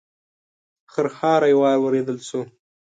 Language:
Pashto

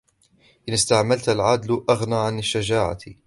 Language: Arabic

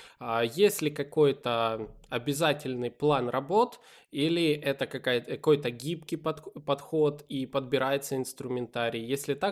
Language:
Russian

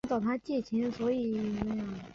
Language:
Chinese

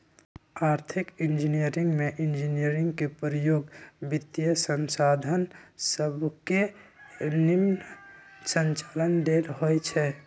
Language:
Magahi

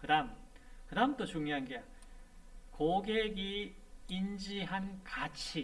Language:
Korean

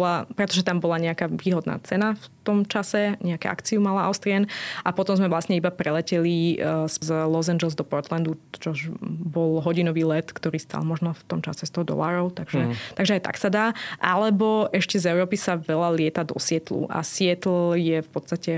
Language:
Slovak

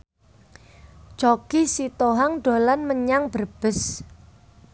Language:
Javanese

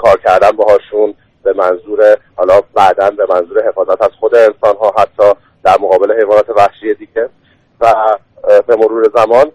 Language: Persian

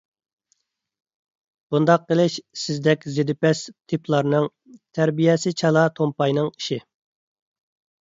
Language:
Uyghur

